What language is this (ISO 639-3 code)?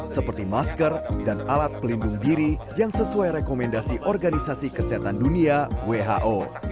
ind